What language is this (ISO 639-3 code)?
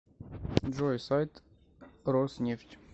rus